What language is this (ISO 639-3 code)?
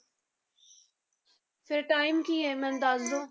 pan